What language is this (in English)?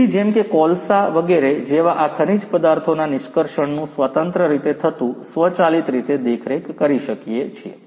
Gujarati